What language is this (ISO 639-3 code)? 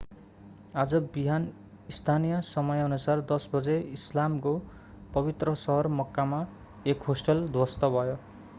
nep